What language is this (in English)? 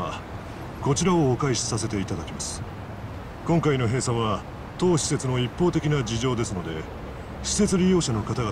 Japanese